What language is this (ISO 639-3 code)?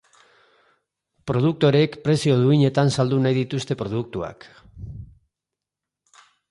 eus